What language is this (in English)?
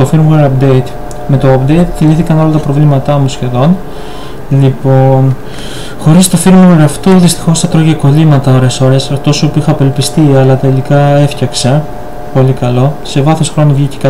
Greek